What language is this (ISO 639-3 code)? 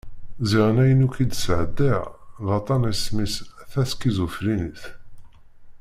kab